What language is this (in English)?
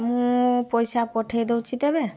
Odia